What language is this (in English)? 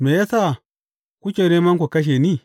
Hausa